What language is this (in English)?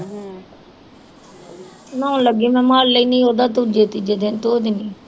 Punjabi